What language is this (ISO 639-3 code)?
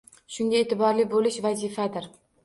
uzb